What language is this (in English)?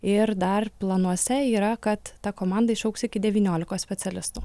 Lithuanian